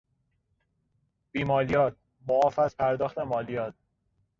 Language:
Persian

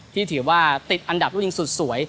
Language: Thai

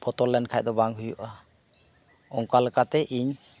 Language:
Santali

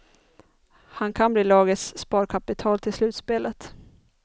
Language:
Swedish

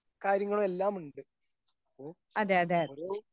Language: Malayalam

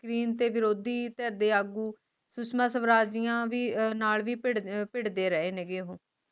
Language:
Punjabi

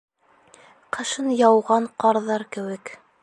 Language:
Bashkir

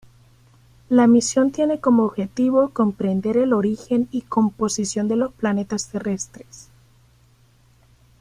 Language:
Spanish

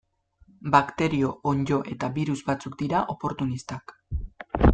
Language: Basque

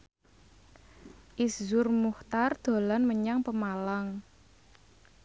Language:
Javanese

